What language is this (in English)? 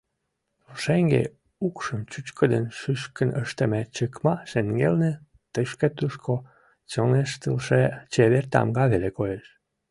Mari